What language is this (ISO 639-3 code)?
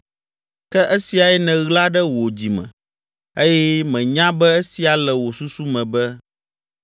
ewe